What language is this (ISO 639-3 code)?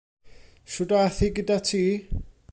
cym